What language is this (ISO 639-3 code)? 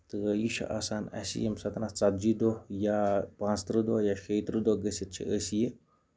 kas